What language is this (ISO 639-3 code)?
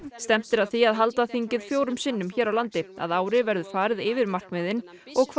isl